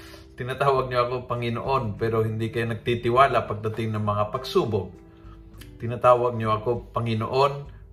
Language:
Filipino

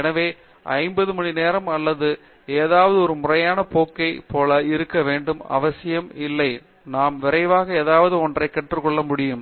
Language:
Tamil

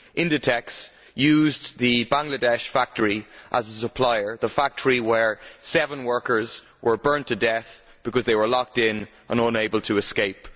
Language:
English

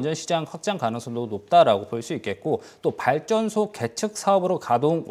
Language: Korean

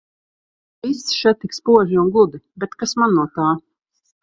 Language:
Latvian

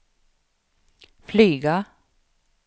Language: Swedish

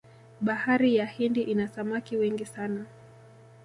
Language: Swahili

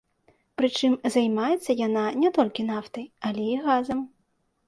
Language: Belarusian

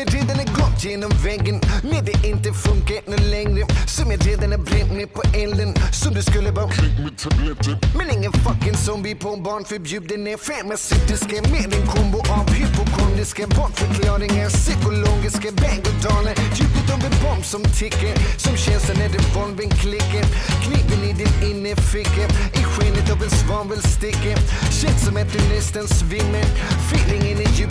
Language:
Dutch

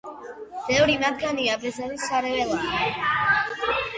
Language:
Georgian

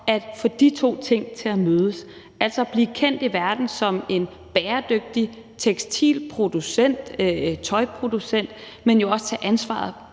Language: Danish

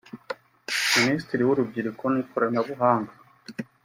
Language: Kinyarwanda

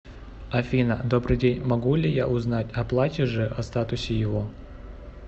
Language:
Russian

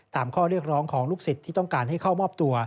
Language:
Thai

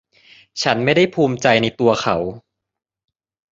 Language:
Thai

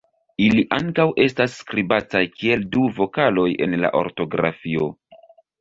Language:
Esperanto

